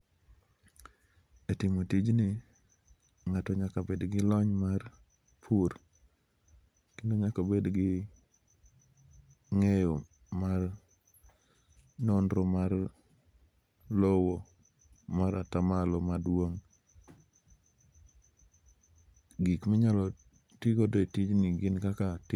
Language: Luo (Kenya and Tanzania)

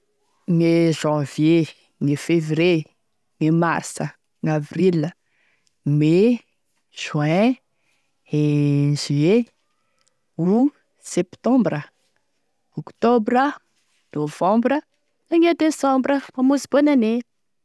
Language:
Tesaka Malagasy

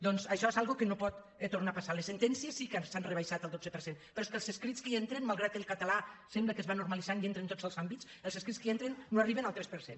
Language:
Catalan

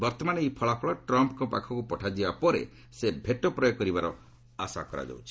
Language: Odia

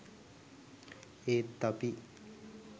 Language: Sinhala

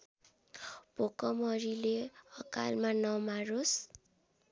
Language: Nepali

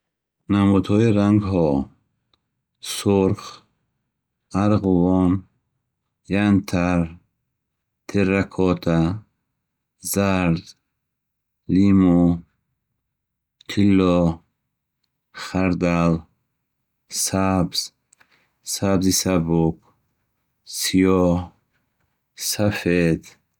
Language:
Bukharic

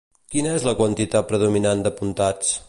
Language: Catalan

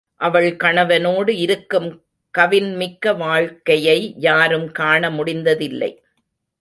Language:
Tamil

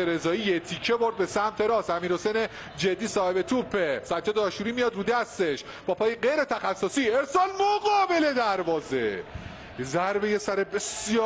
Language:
Persian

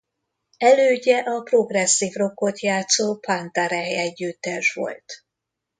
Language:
Hungarian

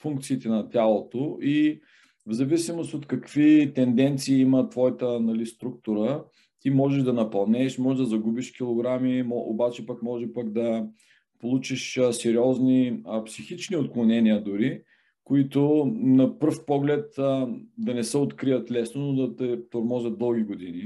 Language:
Bulgarian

